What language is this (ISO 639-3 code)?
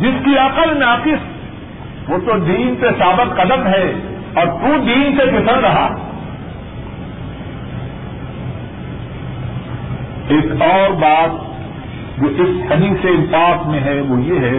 urd